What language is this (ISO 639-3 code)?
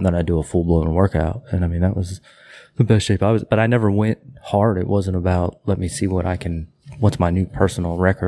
eng